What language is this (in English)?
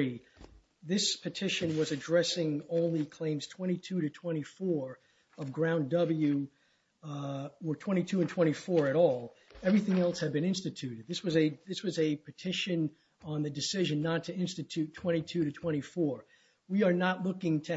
English